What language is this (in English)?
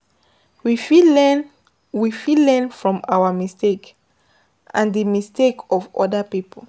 Nigerian Pidgin